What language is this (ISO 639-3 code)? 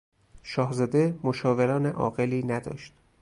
fas